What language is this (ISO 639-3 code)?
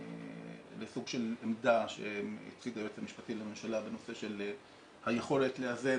heb